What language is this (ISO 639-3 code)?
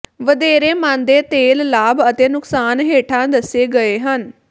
pan